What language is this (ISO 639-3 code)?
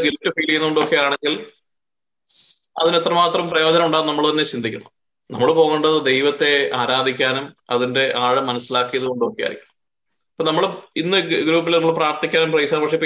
mal